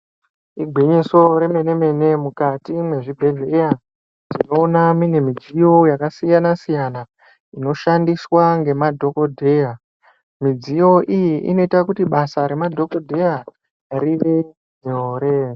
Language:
Ndau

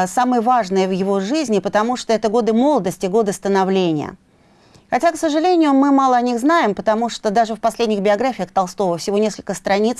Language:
Russian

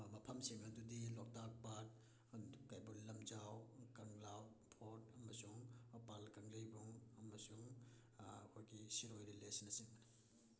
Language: Manipuri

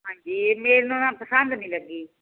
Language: Punjabi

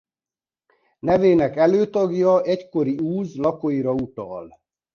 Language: Hungarian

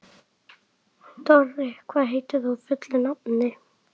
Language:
Icelandic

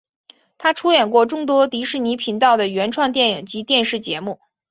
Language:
Chinese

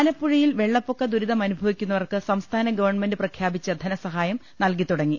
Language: Malayalam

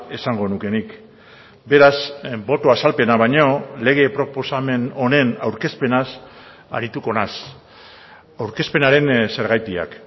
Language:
Basque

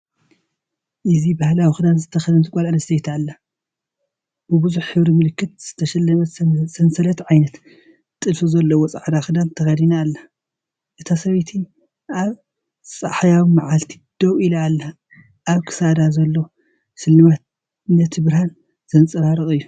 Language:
Tigrinya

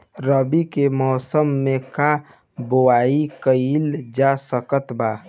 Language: Bhojpuri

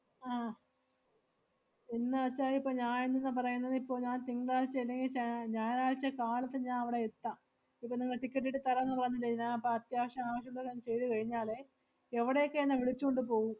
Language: Malayalam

